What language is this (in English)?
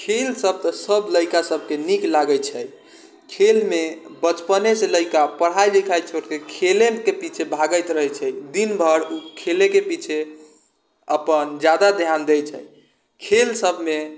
Maithili